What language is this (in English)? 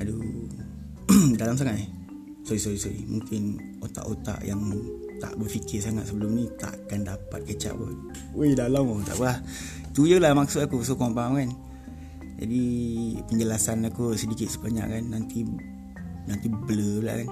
Malay